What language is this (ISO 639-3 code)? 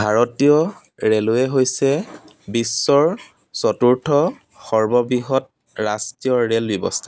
asm